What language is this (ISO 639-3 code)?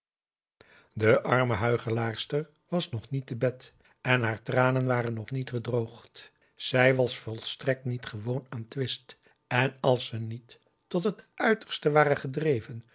nld